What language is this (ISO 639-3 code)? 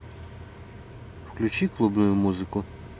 rus